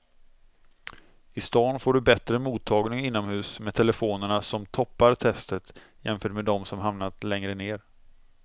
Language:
Swedish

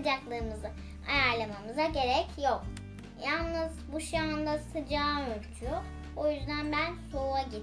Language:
Turkish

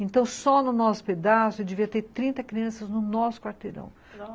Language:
Portuguese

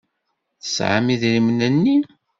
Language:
Kabyle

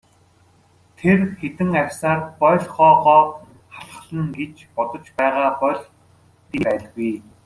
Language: Mongolian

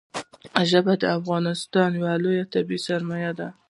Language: Pashto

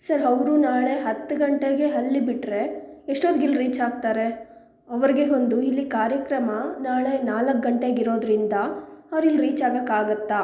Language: Kannada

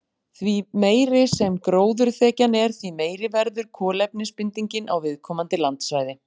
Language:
Icelandic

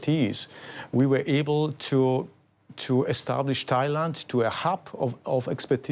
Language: Thai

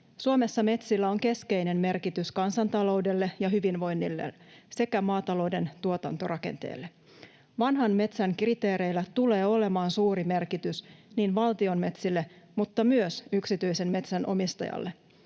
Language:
Finnish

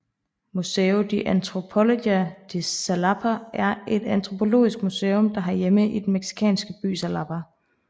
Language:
Danish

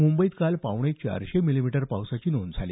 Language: Marathi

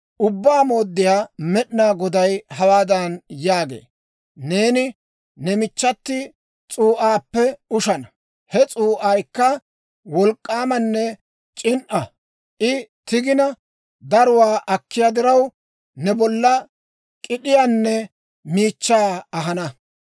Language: Dawro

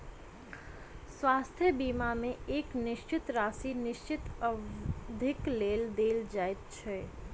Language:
Maithili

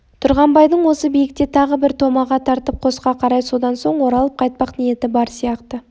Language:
Kazakh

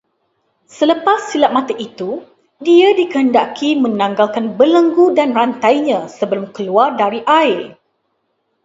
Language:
Malay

